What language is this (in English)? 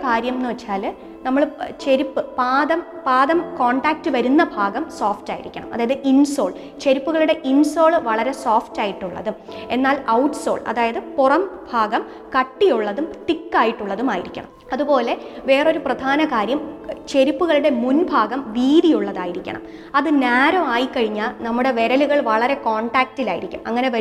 Malayalam